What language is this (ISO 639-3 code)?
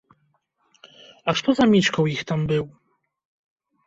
bel